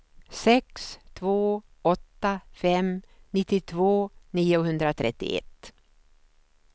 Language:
Swedish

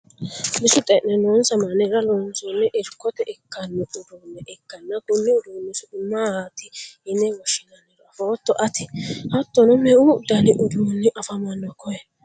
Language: Sidamo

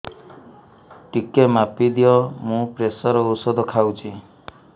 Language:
Odia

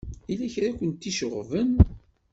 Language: Kabyle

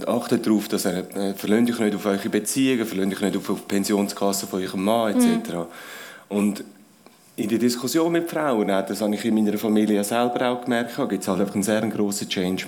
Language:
German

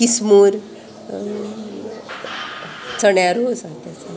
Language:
Konkani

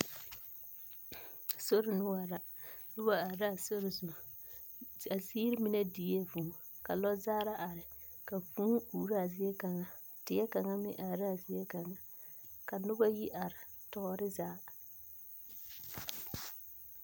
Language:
Southern Dagaare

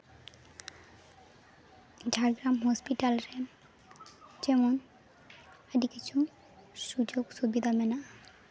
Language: Santali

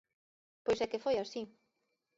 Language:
Galician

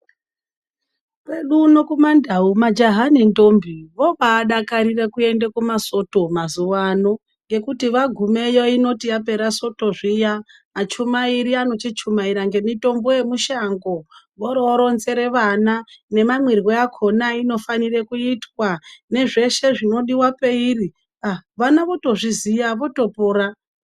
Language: Ndau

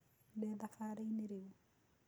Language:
Kikuyu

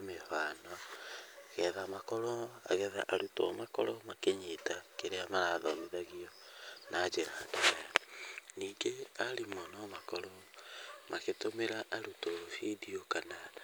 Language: Kikuyu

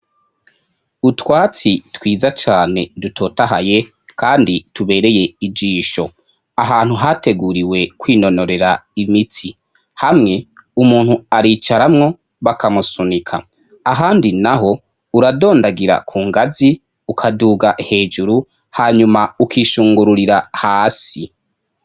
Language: Rundi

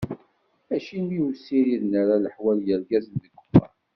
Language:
Kabyle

